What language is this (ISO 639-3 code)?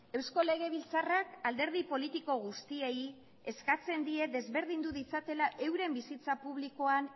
eus